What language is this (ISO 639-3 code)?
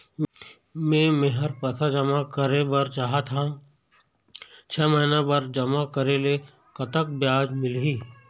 hne